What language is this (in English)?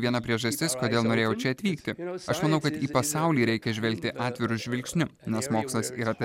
Lithuanian